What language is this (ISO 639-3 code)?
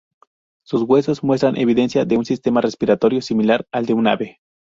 spa